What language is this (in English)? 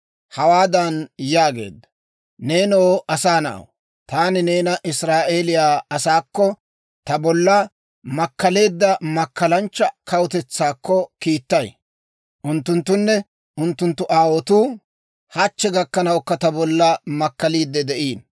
Dawro